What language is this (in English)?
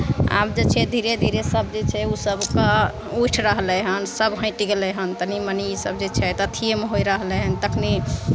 Maithili